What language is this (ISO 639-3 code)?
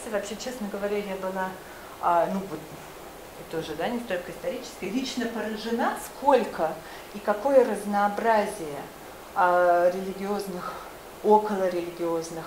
rus